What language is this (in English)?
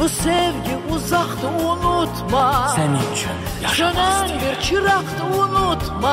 Turkish